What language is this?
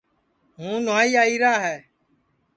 Sansi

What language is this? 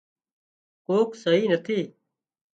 Wadiyara Koli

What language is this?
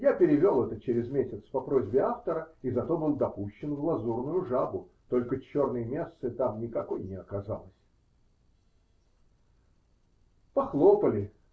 Russian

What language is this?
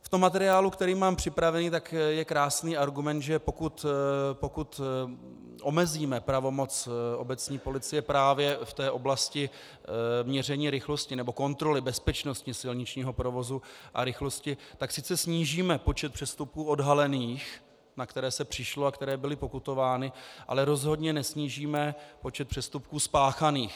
Czech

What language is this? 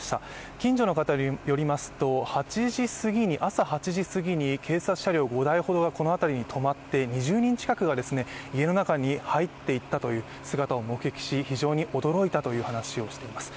Japanese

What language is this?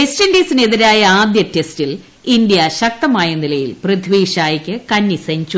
Malayalam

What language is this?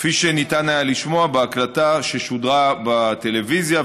Hebrew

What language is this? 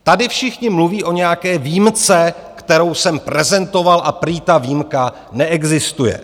Czech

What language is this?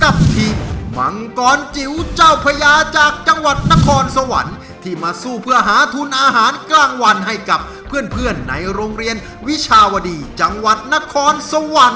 Thai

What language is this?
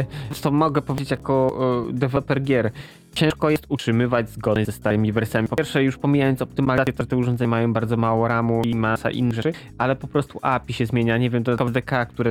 Polish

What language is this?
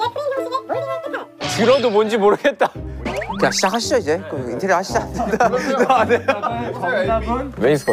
Korean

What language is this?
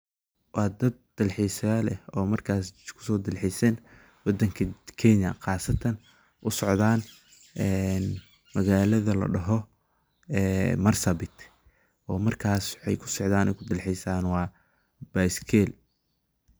Somali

